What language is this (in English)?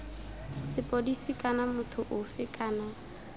Tswana